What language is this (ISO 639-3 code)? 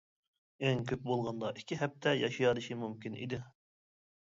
uig